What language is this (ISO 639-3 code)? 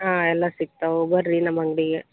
kan